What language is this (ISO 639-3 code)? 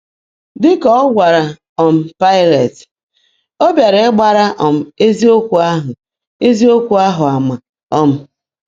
ibo